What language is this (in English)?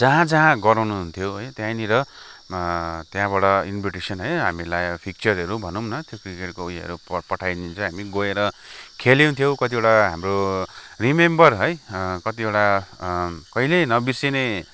Nepali